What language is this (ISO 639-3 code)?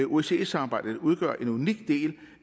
dan